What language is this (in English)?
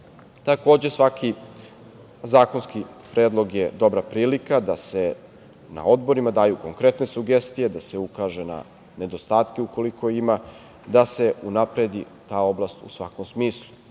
Serbian